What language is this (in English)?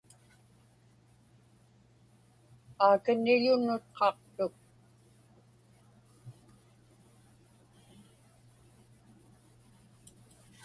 Inupiaq